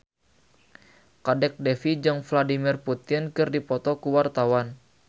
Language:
Sundanese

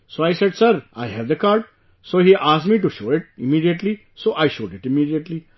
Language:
English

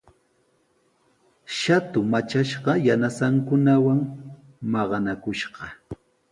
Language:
Sihuas Ancash Quechua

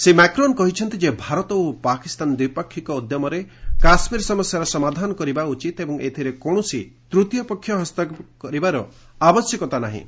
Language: Odia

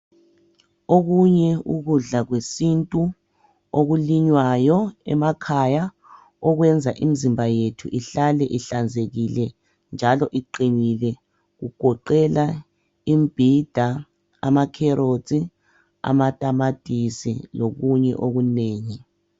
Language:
North Ndebele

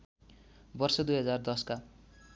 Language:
Nepali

